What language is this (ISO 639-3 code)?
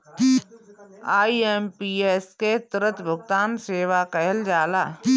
bho